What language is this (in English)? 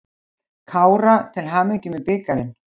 Icelandic